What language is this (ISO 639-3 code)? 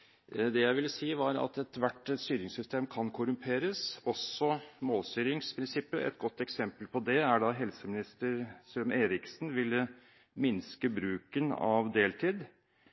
nob